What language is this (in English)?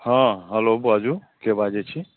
Maithili